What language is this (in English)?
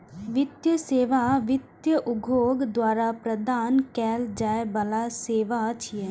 Maithili